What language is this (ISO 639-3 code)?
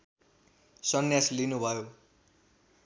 nep